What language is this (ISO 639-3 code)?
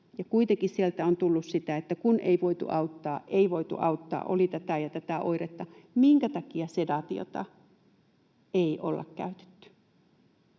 fin